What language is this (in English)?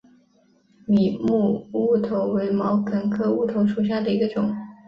Chinese